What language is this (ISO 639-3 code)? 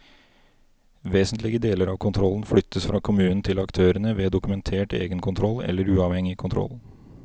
nor